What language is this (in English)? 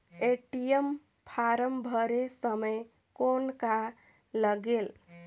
Chhattisgarhi